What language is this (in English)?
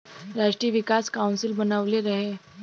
Bhojpuri